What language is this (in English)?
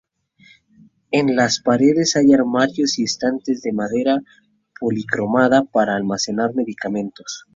Spanish